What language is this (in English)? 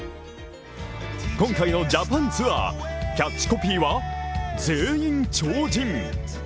Japanese